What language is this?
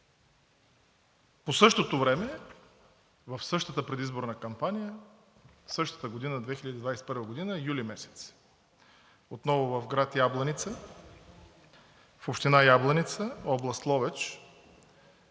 Bulgarian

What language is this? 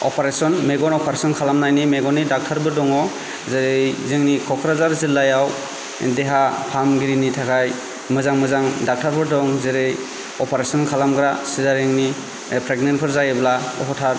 Bodo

